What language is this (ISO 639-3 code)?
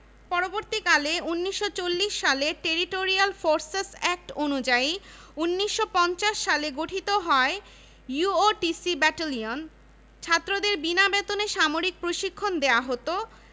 ben